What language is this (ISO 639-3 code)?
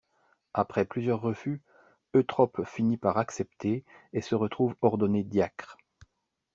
fra